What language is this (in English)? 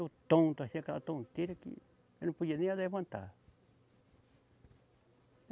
Portuguese